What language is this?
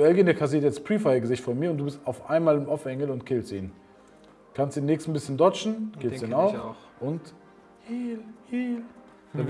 German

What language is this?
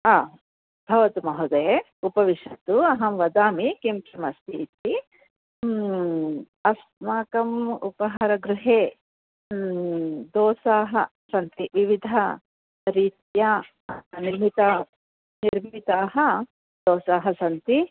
Sanskrit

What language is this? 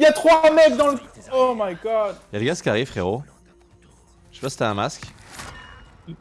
French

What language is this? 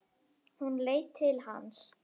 Icelandic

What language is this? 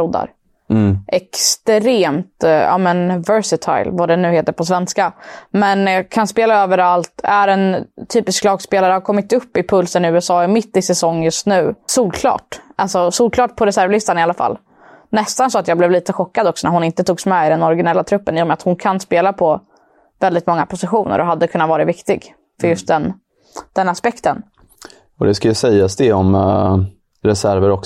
Swedish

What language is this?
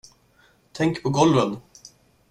Swedish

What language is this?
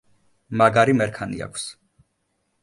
Georgian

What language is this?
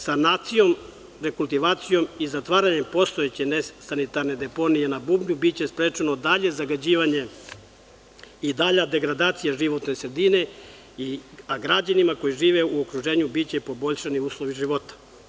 Serbian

